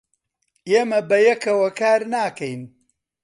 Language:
Central Kurdish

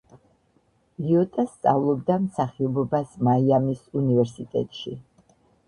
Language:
Georgian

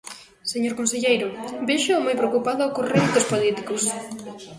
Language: Galician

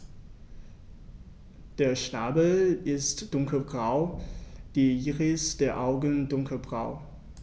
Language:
German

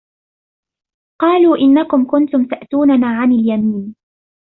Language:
Arabic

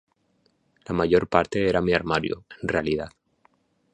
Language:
Spanish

